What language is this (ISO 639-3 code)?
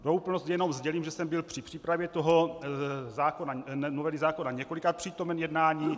ces